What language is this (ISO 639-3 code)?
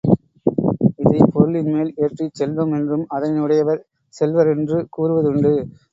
tam